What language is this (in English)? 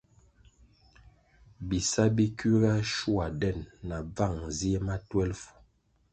Kwasio